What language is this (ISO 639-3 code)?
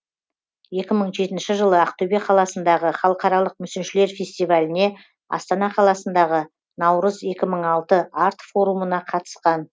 kaz